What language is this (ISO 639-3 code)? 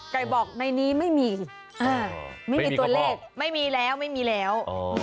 tha